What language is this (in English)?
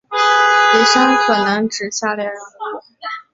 Chinese